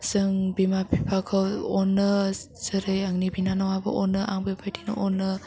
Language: Bodo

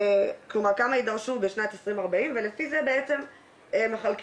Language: Hebrew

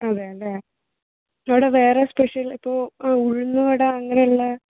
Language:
Malayalam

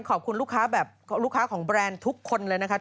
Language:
Thai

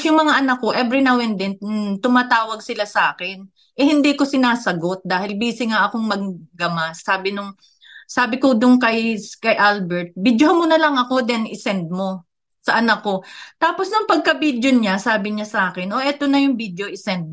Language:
Filipino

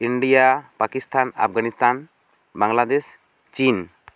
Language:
Santali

